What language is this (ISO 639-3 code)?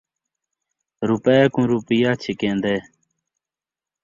skr